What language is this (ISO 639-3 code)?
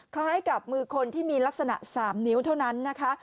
tha